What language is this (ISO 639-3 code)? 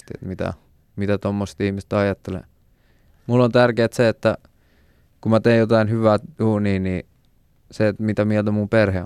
fin